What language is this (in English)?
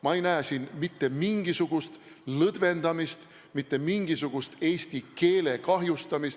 Estonian